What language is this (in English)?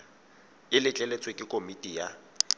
Tswana